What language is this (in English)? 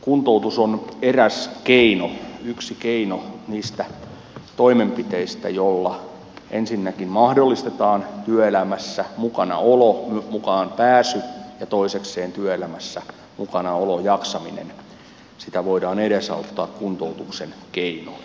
Finnish